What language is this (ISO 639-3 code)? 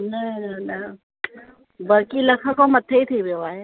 snd